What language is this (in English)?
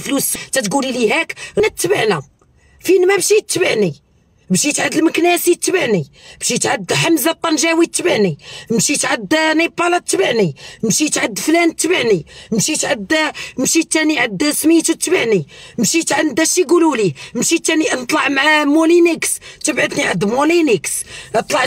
Arabic